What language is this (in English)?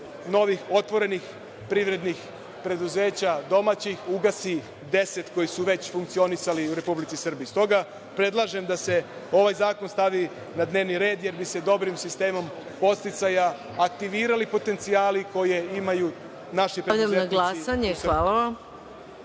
Serbian